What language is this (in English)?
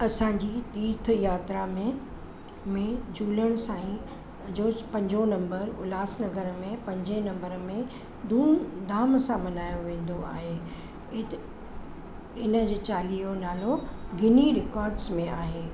Sindhi